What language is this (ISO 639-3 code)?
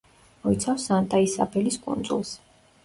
kat